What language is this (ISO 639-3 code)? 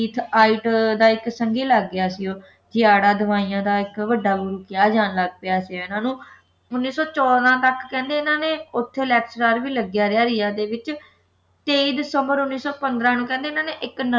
pan